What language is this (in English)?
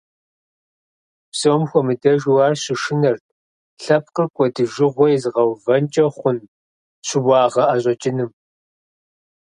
Kabardian